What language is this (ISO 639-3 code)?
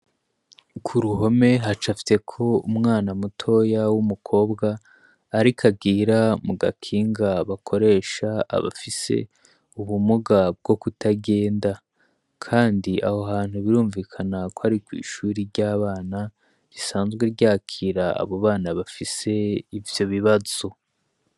run